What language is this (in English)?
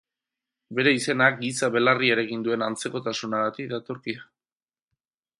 Basque